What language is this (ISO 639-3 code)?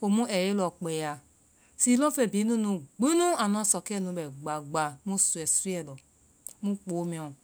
vai